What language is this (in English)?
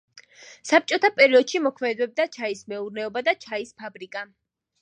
Georgian